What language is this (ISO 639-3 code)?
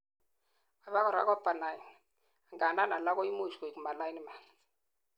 kln